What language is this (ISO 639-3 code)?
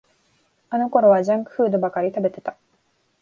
jpn